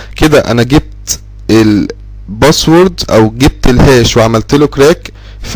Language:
Arabic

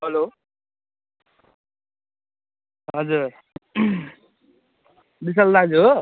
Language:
Nepali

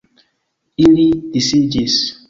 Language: Esperanto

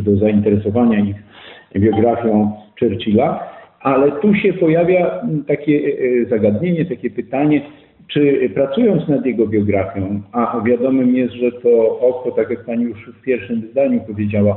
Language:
Polish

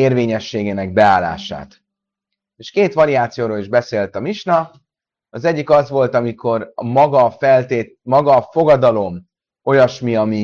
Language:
Hungarian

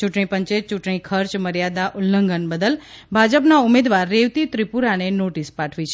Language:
Gujarati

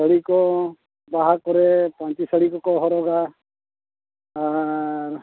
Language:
Santali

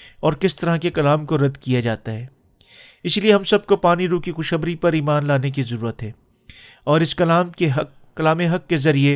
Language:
Urdu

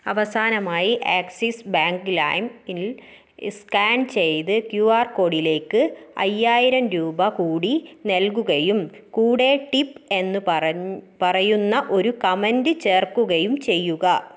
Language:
Malayalam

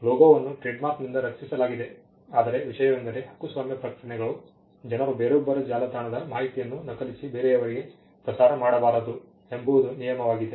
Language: Kannada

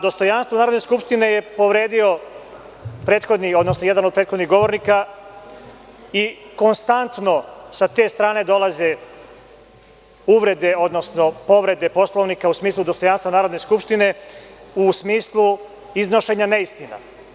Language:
Serbian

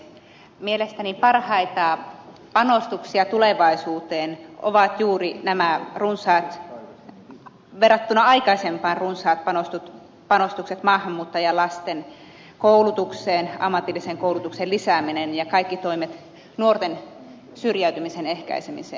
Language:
Finnish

